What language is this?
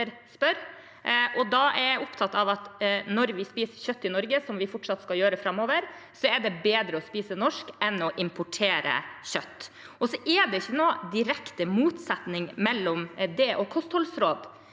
Norwegian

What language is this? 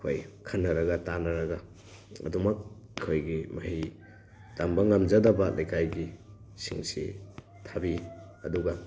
Manipuri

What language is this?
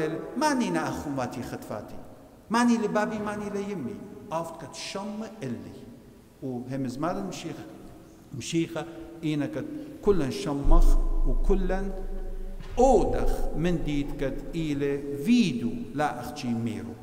Arabic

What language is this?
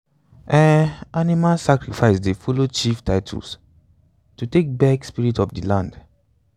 Nigerian Pidgin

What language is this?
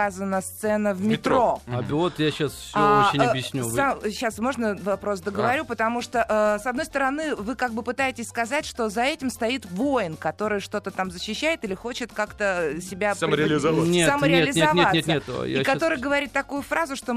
Russian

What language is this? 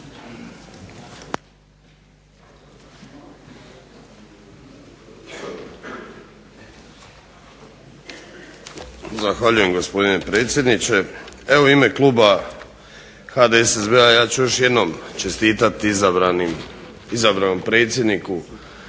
Croatian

